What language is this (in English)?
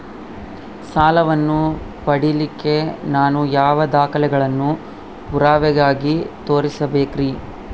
Kannada